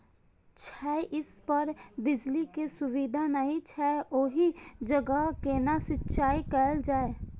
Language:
Maithili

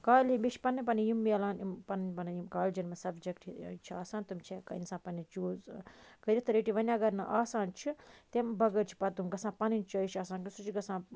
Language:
Kashmiri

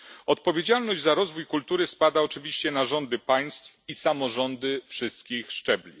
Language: Polish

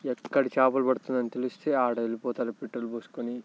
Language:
Telugu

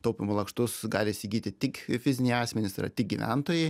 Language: Lithuanian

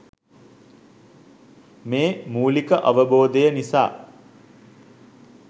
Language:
Sinhala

